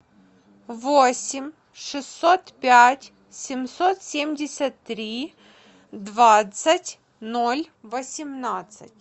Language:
Russian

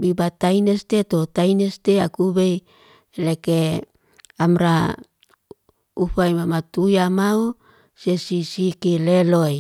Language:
Liana-Seti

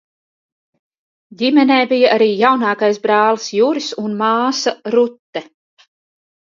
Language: Latvian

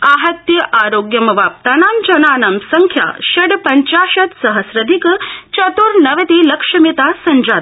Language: Sanskrit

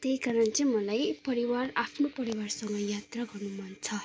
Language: Nepali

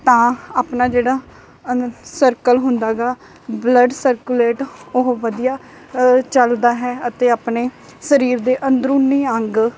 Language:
Punjabi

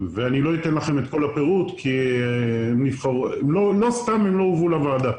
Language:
Hebrew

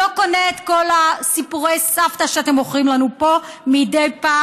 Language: Hebrew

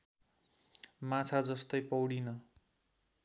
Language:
Nepali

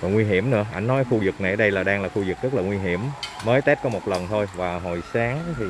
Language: Vietnamese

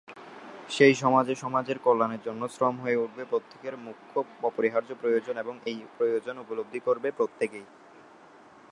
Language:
Bangla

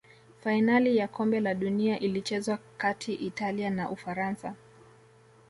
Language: Swahili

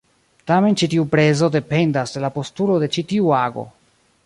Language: Esperanto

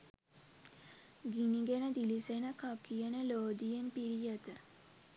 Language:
Sinhala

